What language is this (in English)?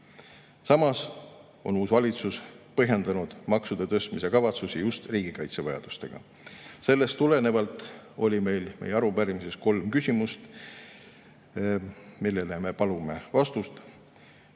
Estonian